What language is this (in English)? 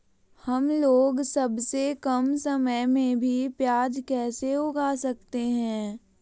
Magahi